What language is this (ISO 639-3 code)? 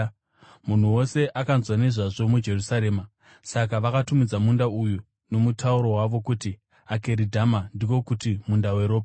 sna